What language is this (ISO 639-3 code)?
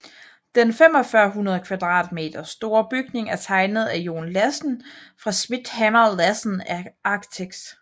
dan